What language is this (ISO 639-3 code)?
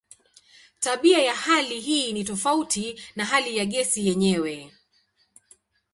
swa